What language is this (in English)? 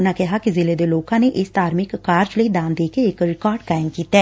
Punjabi